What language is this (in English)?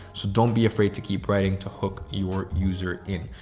English